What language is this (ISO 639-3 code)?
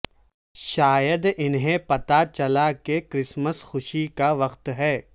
urd